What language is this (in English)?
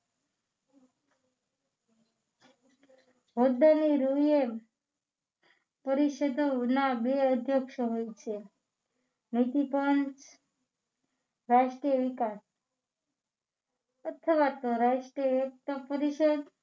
Gujarati